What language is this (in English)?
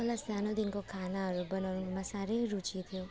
Nepali